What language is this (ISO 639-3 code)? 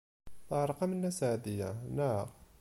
kab